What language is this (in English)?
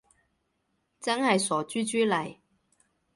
Cantonese